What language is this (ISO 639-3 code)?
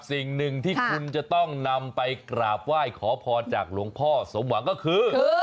tha